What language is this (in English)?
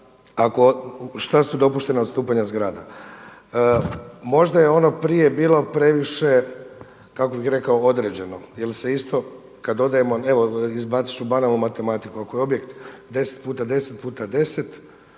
Croatian